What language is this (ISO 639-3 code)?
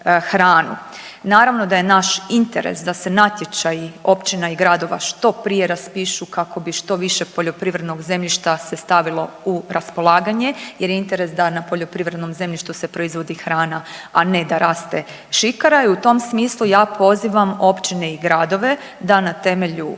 hrv